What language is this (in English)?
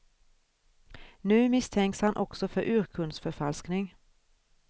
Swedish